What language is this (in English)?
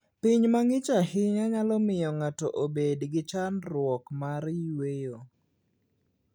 Luo (Kenya and Tanzania)